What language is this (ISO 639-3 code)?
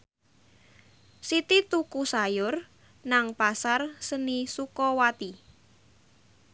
jav